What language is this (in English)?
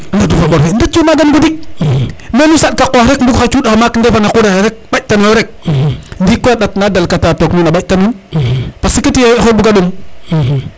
Serer